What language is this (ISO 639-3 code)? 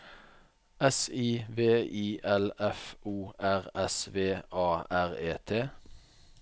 nor